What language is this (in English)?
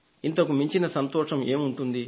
Telugu